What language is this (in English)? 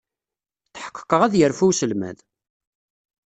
Kabyle